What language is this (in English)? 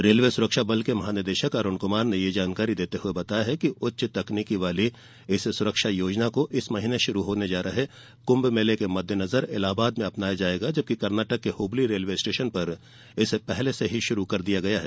Hindi